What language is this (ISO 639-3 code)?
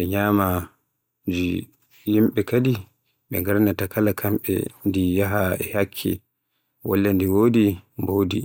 fue